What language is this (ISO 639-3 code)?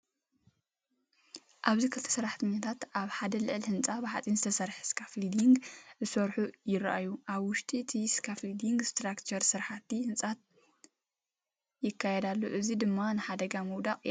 tir